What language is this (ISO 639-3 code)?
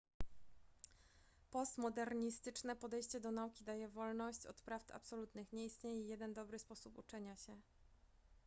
pol